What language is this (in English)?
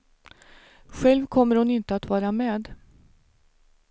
Swedish